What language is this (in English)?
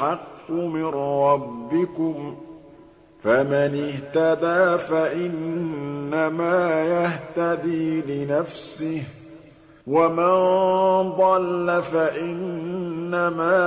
Arabic